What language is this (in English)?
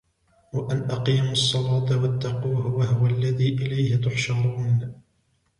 Arabic